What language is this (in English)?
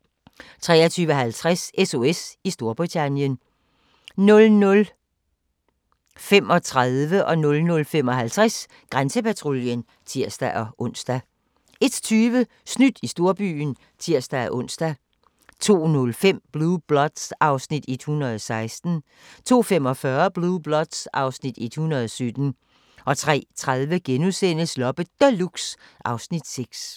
Danish